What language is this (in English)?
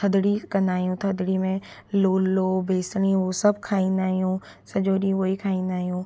Sindhi